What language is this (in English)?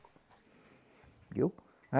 Portuguese